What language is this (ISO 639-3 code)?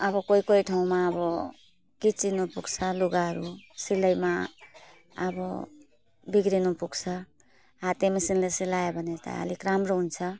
nep